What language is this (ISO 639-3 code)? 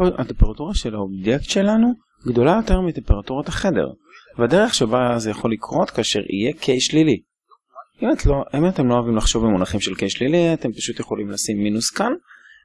heb